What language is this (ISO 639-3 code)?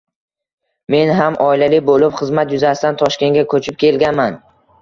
uzb